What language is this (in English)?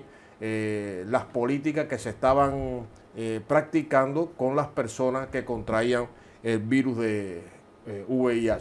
Spanish